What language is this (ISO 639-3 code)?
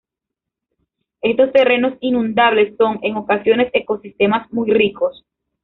spa